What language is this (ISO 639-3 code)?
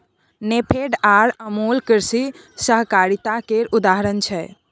mai